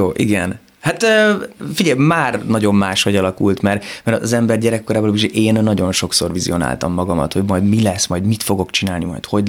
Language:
Hungarian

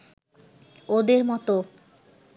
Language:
Bangla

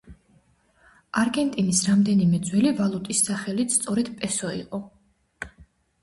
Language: Georgian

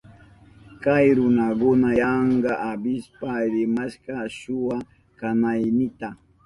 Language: Southern Pastaza Quechua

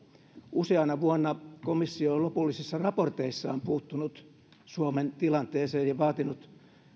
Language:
Finnish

